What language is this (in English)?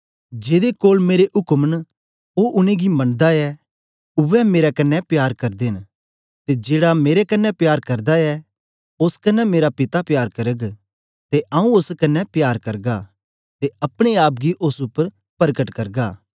Dogri